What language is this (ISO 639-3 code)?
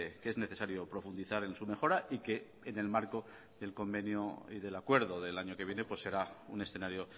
spa